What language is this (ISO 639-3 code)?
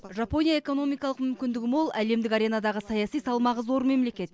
kaz